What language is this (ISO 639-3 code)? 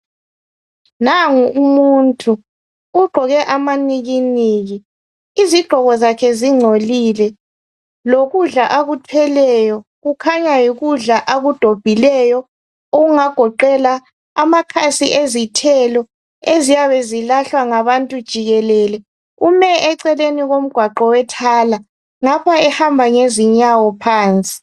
nde